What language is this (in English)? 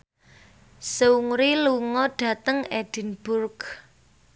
Javanese